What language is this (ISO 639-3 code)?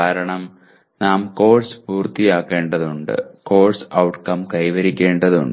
mal